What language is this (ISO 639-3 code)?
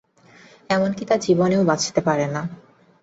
ben